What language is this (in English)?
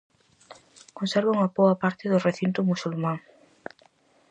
Galician